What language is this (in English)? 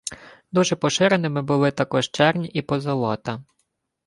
Ukrainian